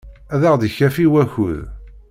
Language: Kabyle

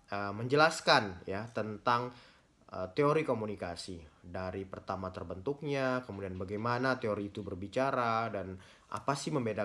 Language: Indonesian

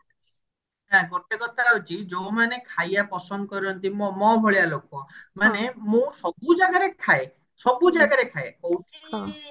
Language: Odia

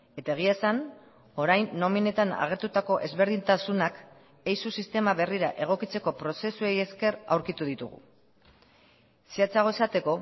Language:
Basque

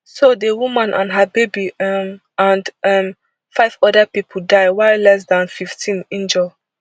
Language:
Nigerian Pidgin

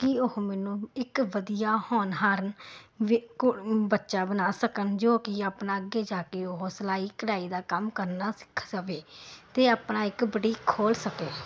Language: Punjabi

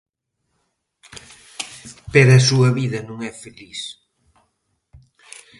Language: Galician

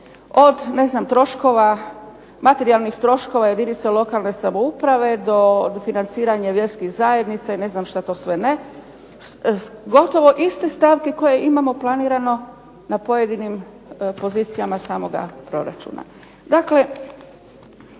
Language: Croatian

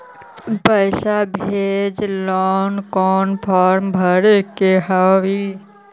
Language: Magahi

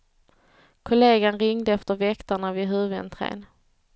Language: Swedish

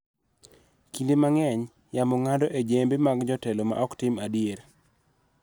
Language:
Luo (Kenya and Tanzania)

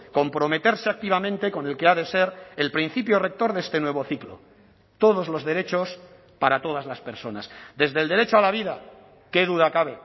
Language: Spanish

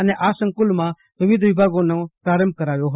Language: Gujarati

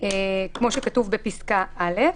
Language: Hebrew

